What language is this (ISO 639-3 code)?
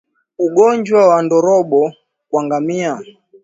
swa